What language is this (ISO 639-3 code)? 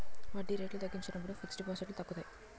tel